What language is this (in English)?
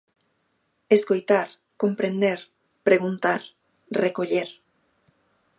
Galician